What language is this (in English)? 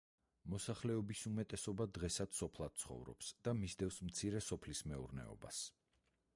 Georgian